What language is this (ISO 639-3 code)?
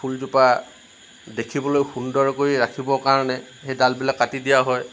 asm